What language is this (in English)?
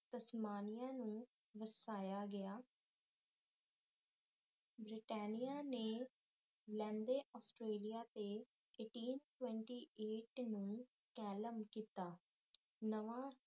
Punjabi